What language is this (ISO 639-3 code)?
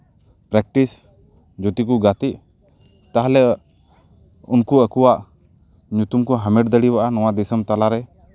sat